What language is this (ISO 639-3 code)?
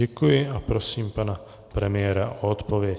ces